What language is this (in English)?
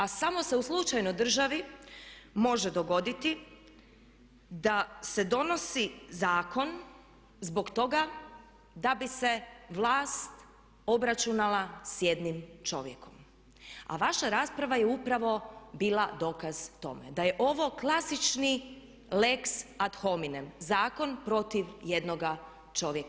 Croatian